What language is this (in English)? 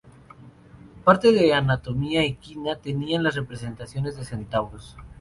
Spanish